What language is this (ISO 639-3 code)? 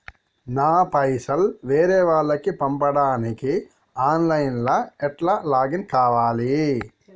tel